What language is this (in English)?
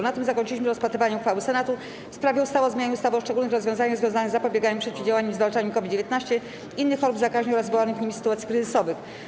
Polish